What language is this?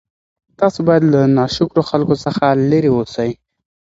Pashto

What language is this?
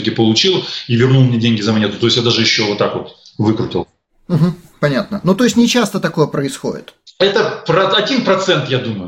Russian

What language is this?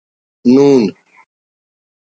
Brahui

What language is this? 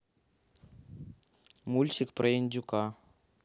Russian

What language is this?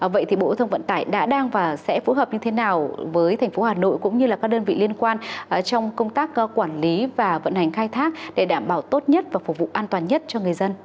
Vietnamese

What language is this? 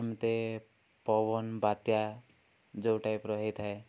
Odia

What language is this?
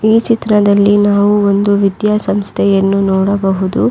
Kannada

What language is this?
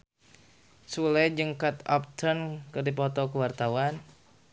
Sundanese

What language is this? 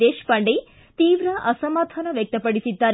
Kannada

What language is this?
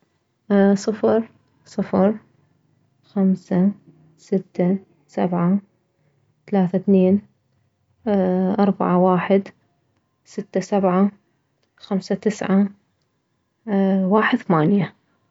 Mesopotamian Arabic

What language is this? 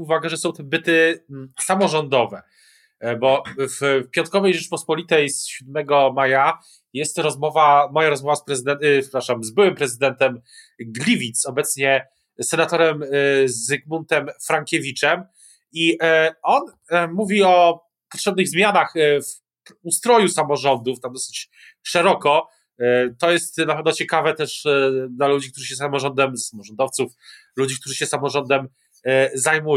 Polish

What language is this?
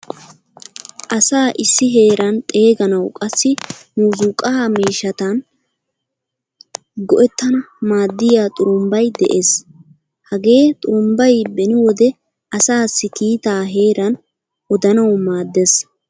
Wolaytta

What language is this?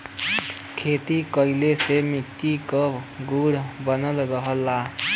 Bhojpuri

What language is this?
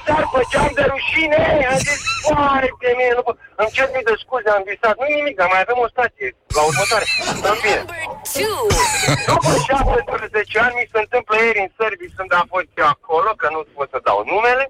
Romanian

